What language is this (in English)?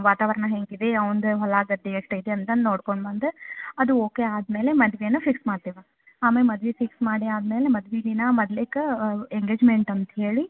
Kannada